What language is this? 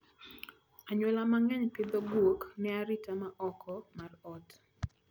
Luo (Kenya and Tanzania)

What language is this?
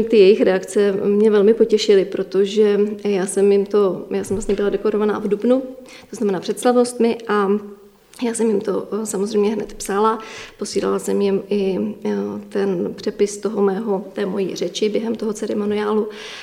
Czech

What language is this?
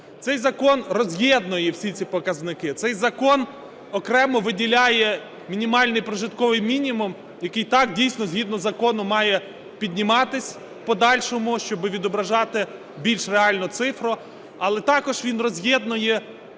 Ukrainian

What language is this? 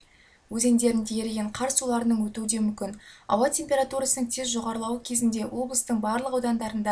Kazakh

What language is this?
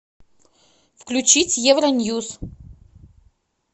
Russian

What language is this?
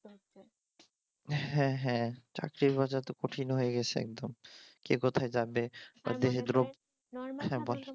Bangla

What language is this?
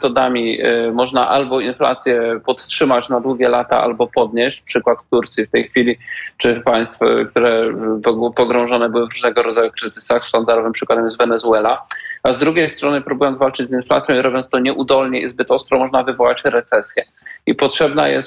Polish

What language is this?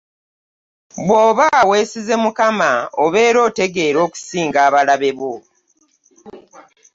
Ganda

